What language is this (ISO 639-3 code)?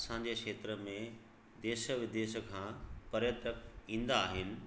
snd